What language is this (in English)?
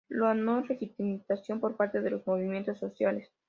Spanish